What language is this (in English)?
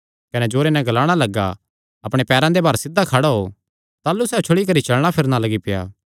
Kangri